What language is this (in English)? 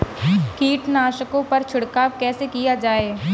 Hindi